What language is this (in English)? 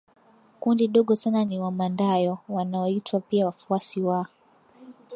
Swahili